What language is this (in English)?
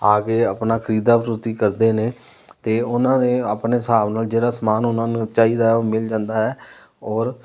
Punjabi